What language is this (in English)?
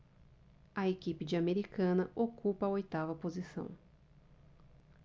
Portuguese